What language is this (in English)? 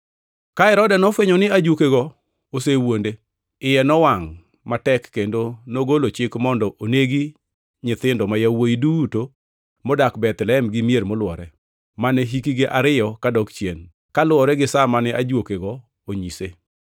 Luo (Kenya and Tanzania)